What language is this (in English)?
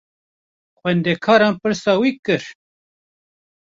Kurdish